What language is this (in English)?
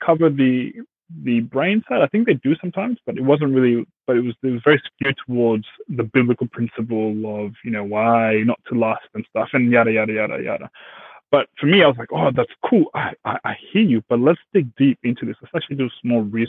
English